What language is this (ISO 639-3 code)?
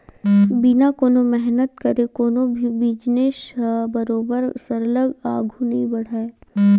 hne